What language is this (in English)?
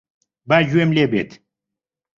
Central Kurdish